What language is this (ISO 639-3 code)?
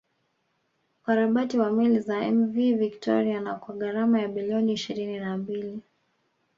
swa